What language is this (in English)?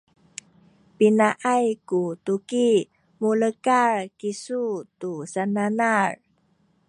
Sakizaya